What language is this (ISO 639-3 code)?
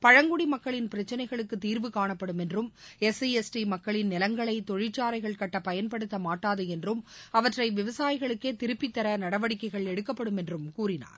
tam